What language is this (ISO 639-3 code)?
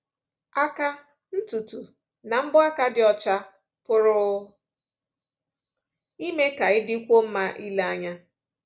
ibo